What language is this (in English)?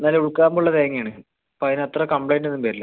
Malayalam